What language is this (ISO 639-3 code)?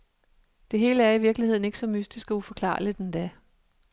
dan